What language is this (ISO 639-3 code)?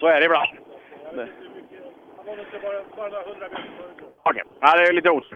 swe